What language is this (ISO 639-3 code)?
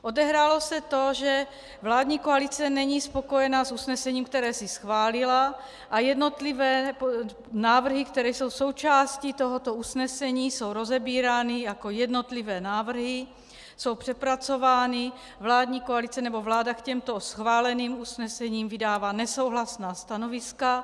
ces